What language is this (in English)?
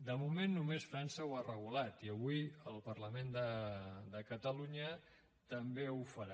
Catalan